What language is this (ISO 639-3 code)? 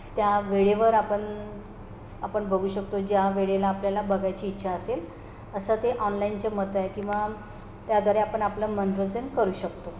mar